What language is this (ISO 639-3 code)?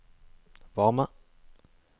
nor